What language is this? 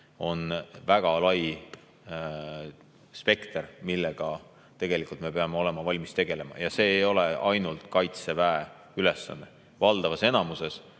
Estonian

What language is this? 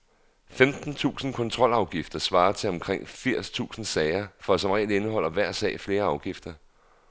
Danish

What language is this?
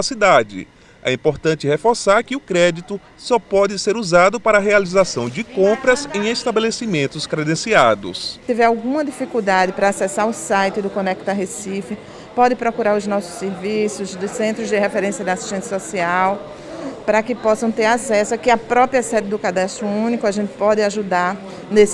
Portuguese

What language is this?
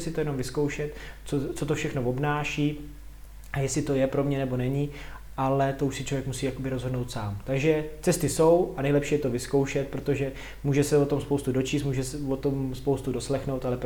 Czech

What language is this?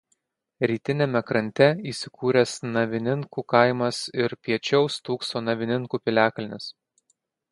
Lithuanian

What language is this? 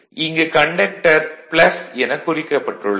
Tamil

